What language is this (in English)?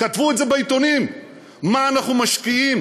Hebrew